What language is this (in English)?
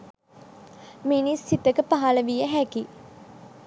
Sinhala